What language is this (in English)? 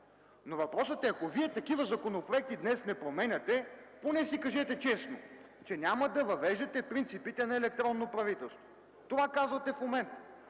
Bulgarian